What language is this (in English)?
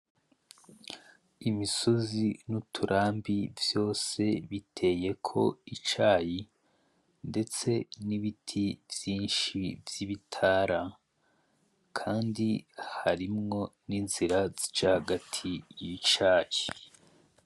Rundi